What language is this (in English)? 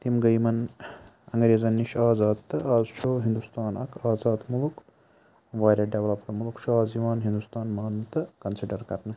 Kashmiri